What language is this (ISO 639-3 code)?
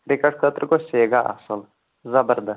kas